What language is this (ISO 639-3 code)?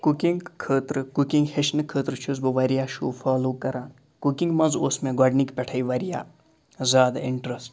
kas